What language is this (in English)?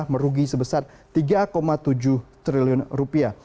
Indonesian